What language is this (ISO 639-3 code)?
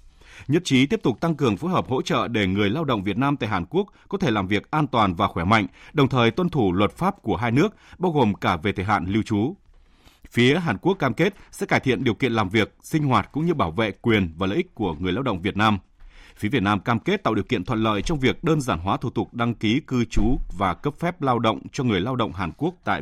vie